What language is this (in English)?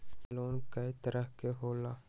Magahi